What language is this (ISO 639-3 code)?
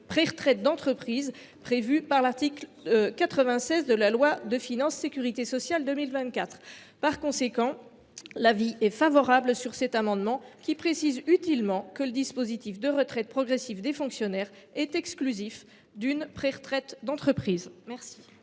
fra